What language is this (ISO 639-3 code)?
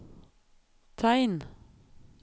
nor